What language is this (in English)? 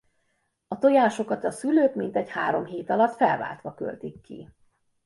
Hungarian